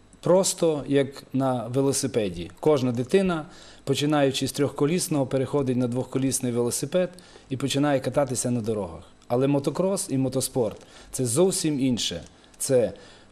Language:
Ukrainian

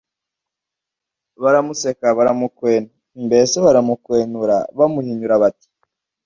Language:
Kinyarwanda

